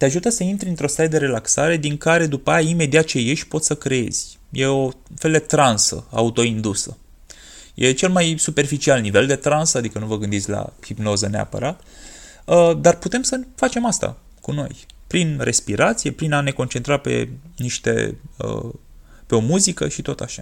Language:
Romanian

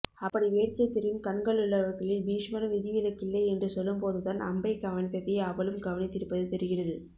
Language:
Tamil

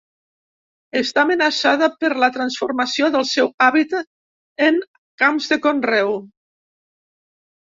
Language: Catalan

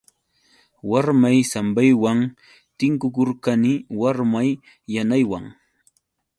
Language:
Yauyos Quechua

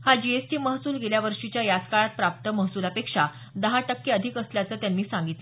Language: Marathi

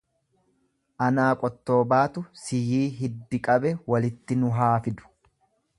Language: Oromo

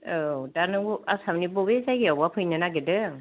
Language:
Bodo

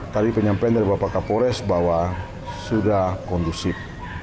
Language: Indonesian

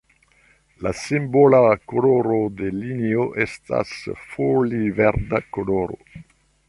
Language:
Esperanto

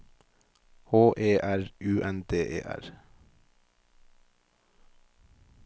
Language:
Norwegian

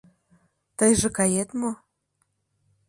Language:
Mari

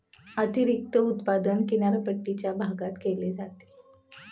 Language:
Marathi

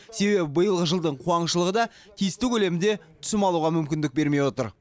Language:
Kazakh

